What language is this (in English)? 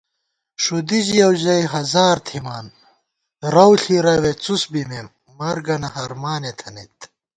Gawar-Bati